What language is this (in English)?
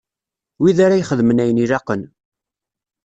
Kabyle